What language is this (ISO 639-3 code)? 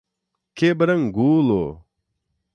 por